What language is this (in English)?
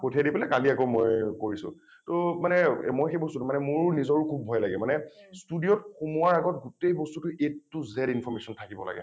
Assamese